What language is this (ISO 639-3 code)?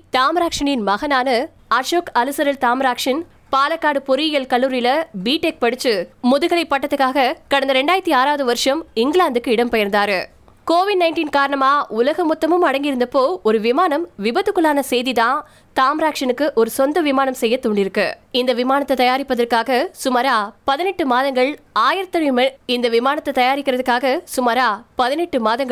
tam